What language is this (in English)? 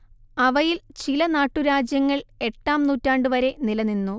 Malayalam